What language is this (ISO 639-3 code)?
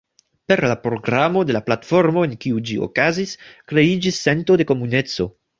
epo